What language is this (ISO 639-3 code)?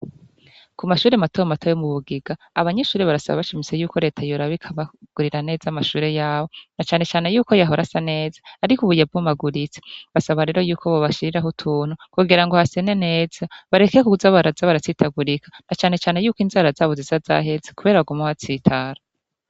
run